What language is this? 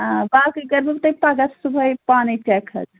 Kashmiri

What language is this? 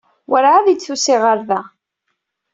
Kabyle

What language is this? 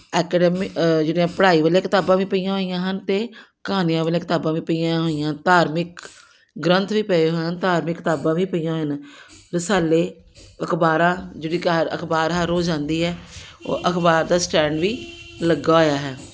Punjabi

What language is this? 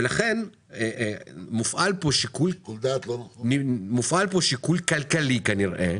Hebrew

